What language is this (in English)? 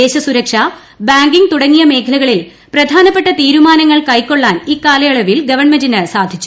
Malayalam